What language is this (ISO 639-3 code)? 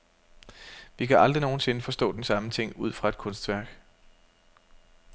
dan